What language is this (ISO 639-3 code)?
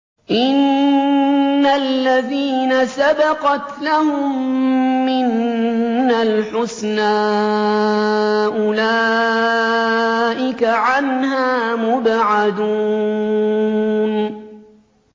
ara